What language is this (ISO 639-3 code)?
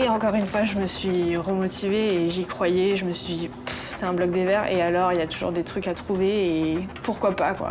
fra